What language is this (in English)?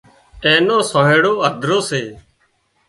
Wadiyara Koli